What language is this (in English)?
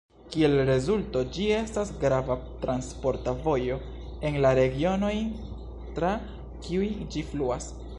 Esperanto